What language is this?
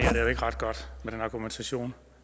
Danish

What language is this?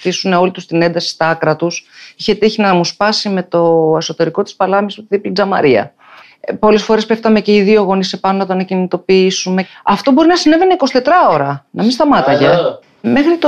Greek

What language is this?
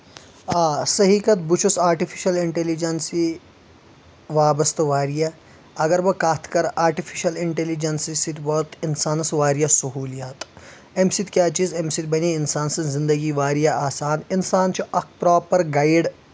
Kashmiri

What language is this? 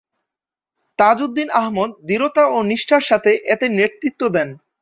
Bangla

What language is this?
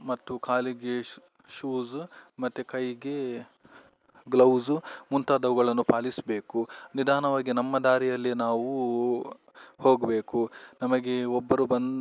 Kannada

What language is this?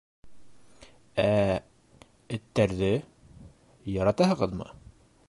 Bashkir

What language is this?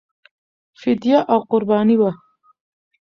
Pashto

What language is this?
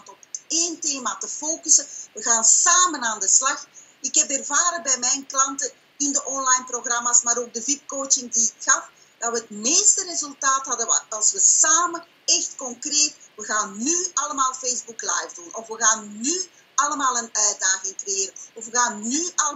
Dutch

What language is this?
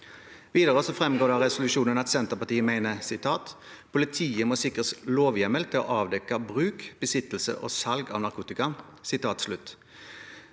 Norwegian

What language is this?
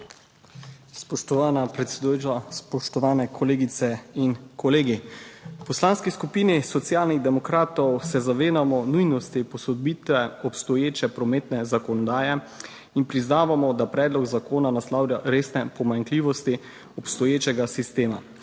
Slovenian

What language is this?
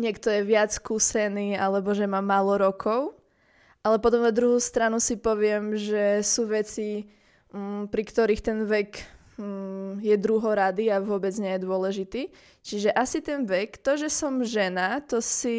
Slovak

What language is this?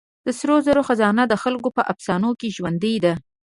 Pashto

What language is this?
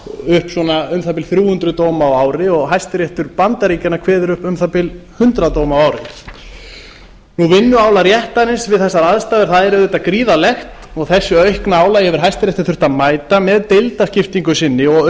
Icelandic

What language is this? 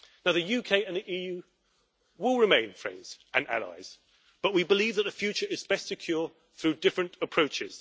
English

